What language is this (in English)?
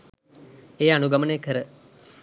Sinhala